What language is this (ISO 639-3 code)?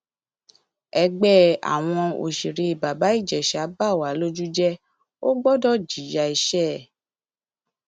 yor